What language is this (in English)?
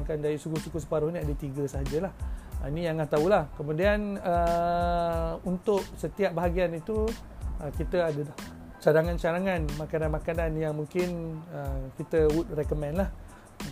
Malay